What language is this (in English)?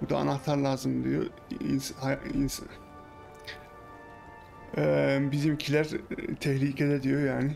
Turkish